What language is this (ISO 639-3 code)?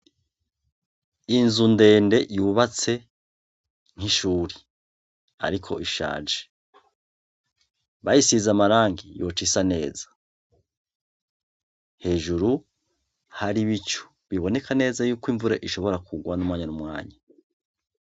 run